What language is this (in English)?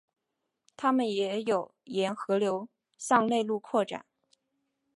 Chinese